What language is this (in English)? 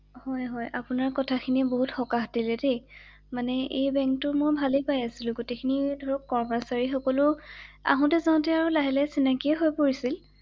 Assamese